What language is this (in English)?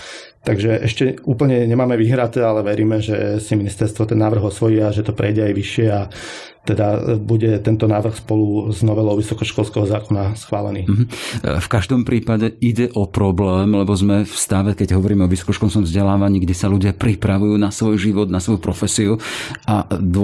Slovak